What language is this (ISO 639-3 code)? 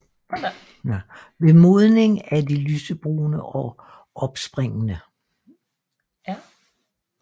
dan